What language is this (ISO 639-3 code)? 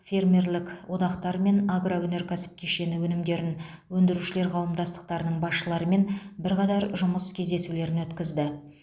kaz